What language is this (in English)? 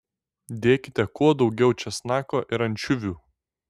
Lithuanian